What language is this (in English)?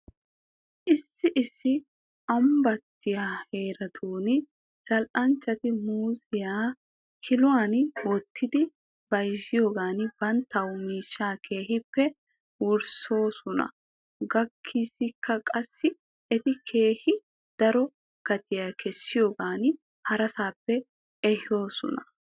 Wolaytta